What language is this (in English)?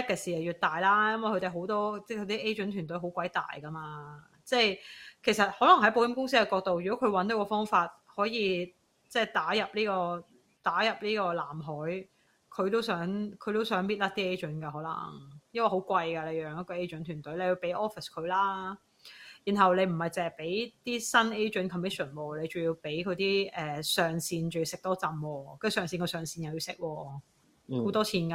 Chinese